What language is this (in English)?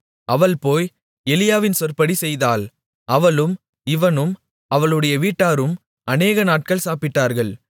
Tamil